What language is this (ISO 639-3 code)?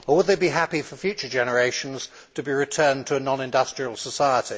eng